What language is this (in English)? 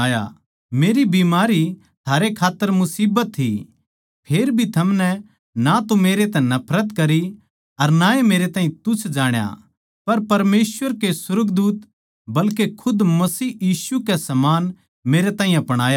Haryanvi